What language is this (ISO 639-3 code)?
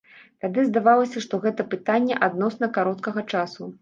bel